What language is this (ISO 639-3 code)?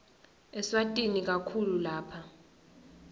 ssw